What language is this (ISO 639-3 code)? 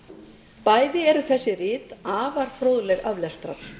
isl